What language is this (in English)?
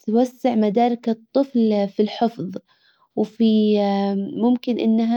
Hijazi Arabic